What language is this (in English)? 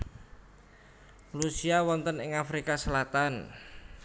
Javanese